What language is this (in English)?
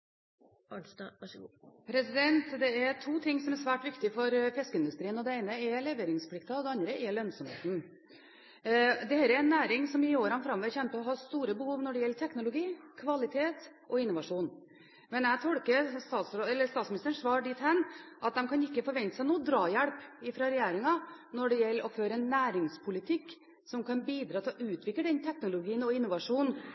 Norwegian